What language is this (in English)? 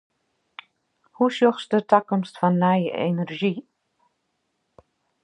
Western Frisian